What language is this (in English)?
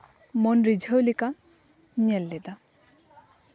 Santali